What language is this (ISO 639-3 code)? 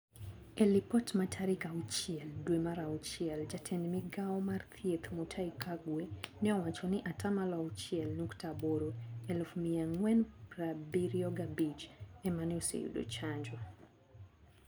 luo